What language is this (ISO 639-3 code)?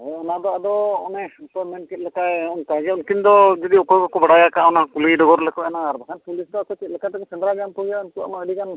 sat